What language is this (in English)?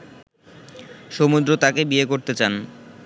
Bangla